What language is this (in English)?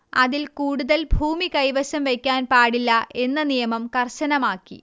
Malayalam